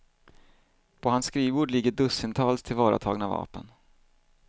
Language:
Swedish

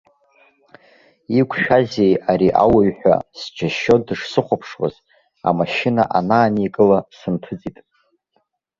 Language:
Abkhazian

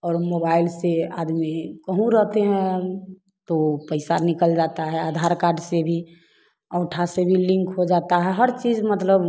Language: Hindi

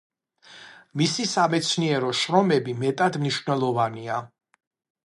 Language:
Georgian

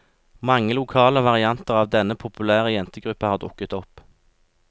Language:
Norwegian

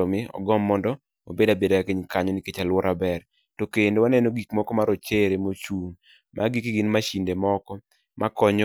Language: Luo (Kenya and Tanzania)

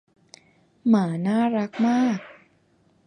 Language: Thai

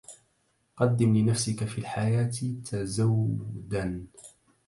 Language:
Arabic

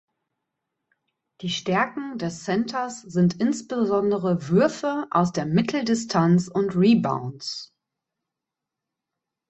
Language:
German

